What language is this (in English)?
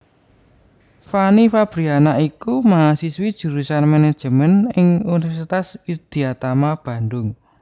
Javanese